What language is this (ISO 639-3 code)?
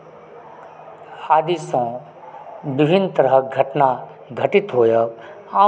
mai